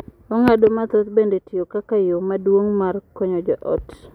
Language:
Luo (Kenya and Tanzania)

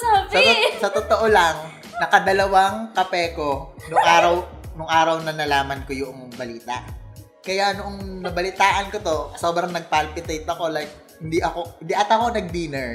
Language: Filipino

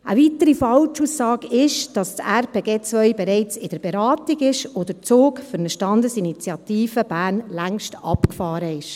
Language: Swiss German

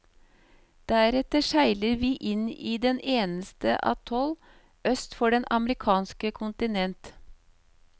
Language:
Norwegian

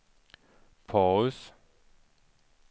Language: Swedish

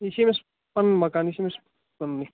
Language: Kashmiri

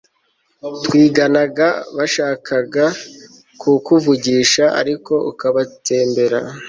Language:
Kinyarwanda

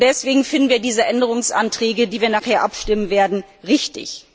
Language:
German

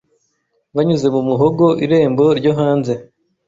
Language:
Kinyarwanda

